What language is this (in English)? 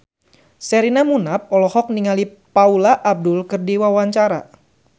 Sundanese